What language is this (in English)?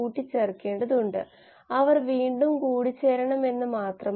Malayalam